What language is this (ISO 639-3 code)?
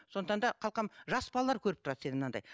kaz